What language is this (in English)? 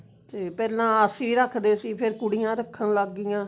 Punjabi